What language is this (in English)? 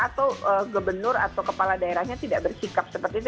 Indonesian